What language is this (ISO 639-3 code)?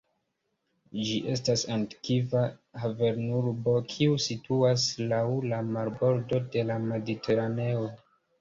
epo